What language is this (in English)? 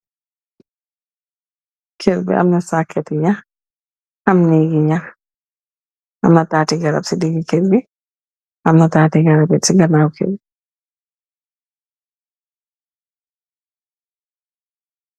Wolof